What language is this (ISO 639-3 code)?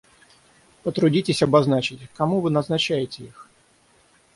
rus